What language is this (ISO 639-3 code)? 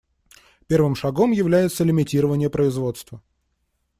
rus